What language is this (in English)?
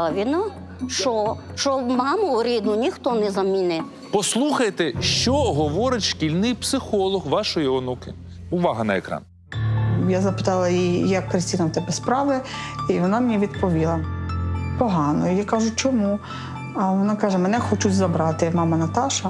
Ukrainian